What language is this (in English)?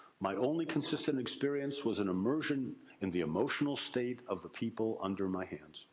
English